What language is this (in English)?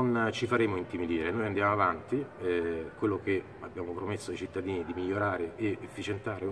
Italian